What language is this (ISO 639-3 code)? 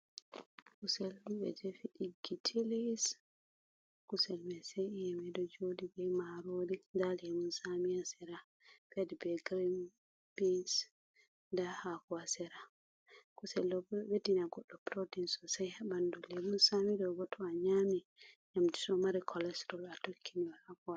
ful